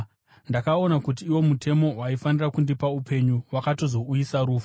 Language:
Shona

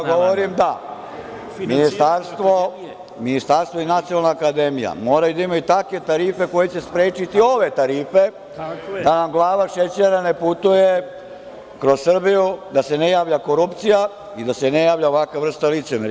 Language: Serbian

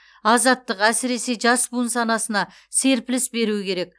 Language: Kazakh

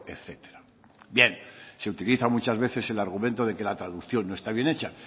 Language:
Spanish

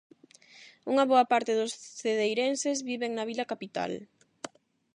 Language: Galician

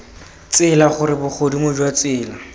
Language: Tswana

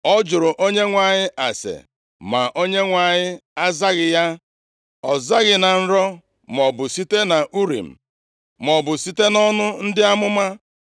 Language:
Igbo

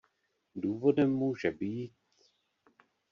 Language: Czech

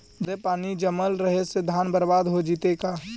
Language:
Magahi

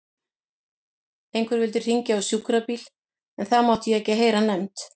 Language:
Icelandic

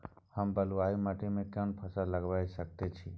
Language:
Maithili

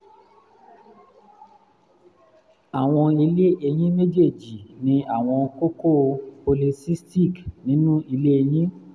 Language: Yoruba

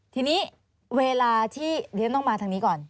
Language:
Thai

